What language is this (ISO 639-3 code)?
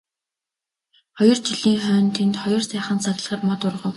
mon